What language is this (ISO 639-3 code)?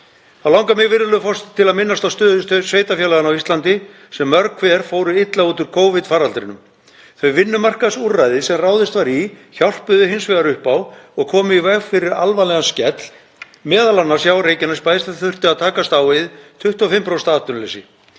isl